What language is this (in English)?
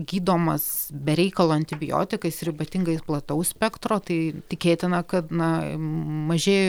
Lithuanian